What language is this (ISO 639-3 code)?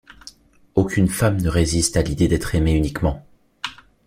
fra